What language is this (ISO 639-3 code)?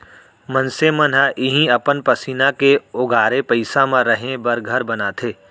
hne